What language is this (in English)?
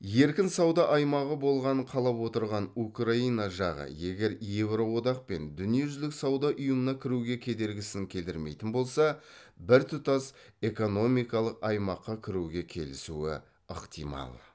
Kazakh